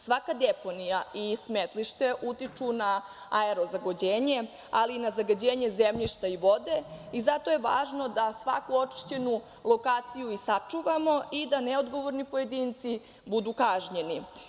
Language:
Serbian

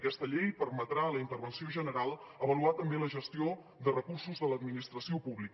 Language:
Catalan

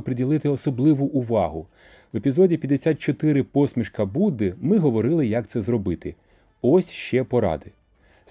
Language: Ukrainian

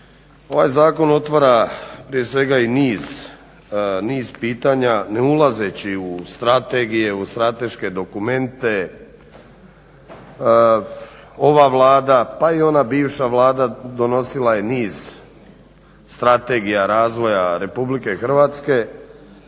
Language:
Croatian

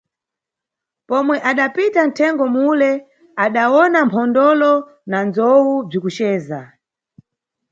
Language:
Nyungwe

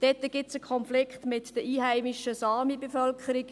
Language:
Swiss German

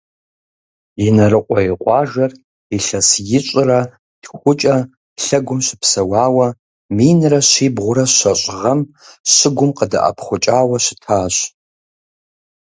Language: Kabardian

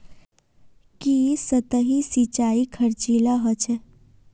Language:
Magahi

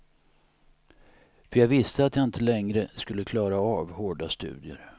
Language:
Swedish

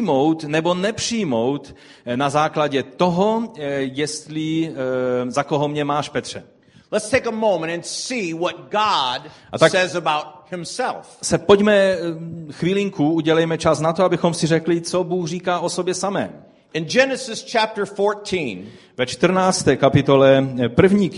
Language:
Czech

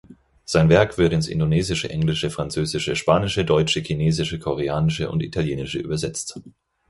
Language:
German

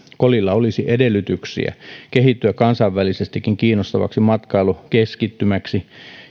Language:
Finnish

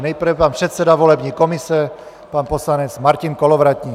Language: Czech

